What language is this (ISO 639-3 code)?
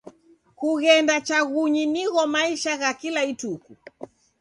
dav